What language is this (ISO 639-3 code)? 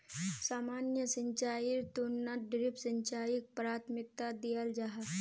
mag